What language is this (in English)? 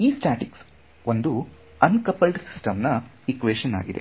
Kannada